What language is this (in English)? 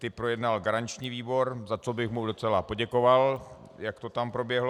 Czech